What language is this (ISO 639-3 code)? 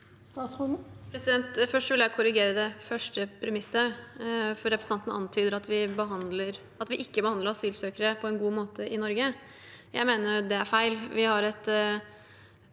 nor